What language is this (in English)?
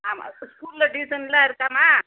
Tamil